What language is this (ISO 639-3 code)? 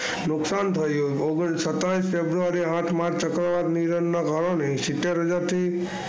guj